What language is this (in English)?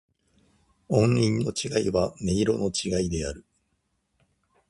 Japanese